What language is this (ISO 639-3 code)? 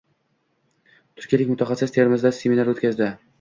uzb